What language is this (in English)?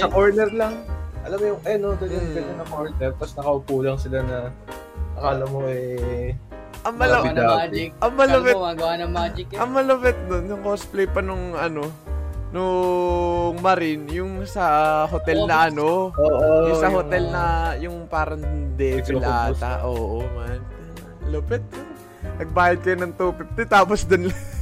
Filipino